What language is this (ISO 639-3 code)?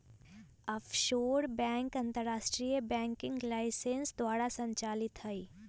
mag